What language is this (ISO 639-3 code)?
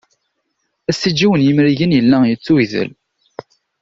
kab